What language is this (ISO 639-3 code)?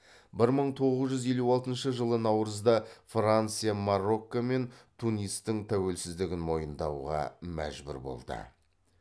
kaz